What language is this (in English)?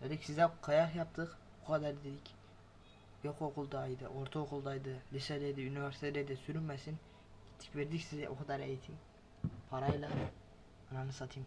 Turkish